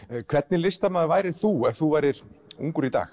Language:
Icelandic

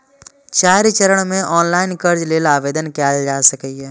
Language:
Maithili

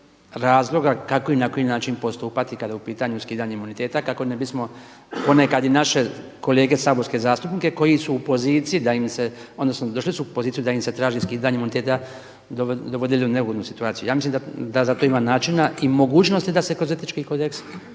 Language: Croatian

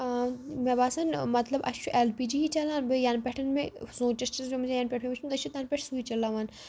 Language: Kashmiri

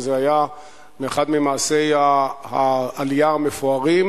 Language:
Hebrew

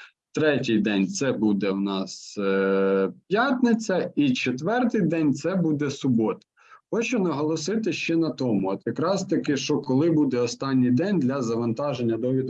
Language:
Ukrainian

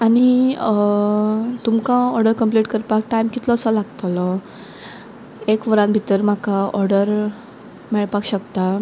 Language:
Konkani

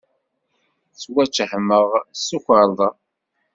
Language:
Kabyle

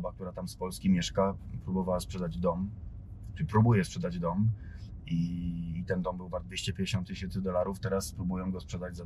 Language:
Polish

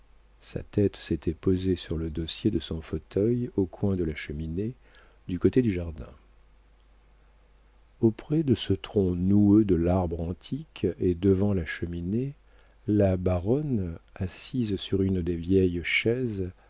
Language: French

